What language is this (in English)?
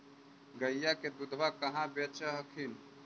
Magahi